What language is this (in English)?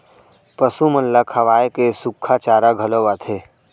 Chhattisgarhi